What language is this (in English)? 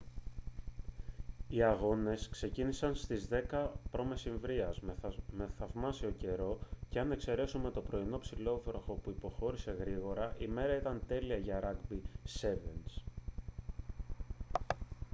Greek